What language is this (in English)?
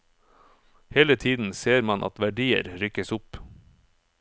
Norwegian